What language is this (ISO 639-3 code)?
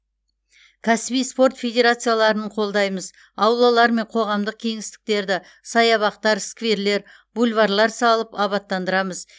kaz